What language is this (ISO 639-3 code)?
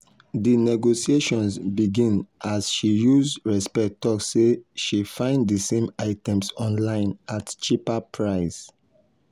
pcm